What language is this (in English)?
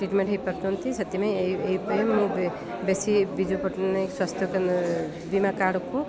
Odia